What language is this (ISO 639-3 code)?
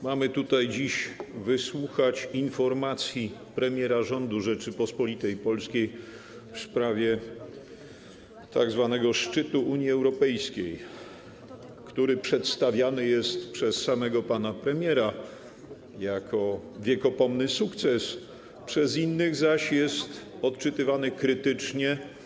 pol